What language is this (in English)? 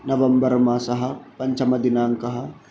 Sanskrit